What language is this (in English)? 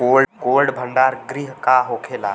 Bhojpuri